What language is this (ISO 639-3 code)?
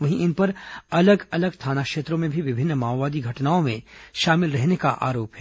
hin